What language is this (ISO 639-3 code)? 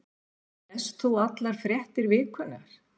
isl